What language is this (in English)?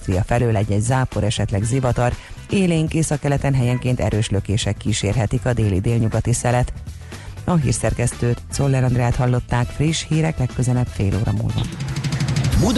Hungarian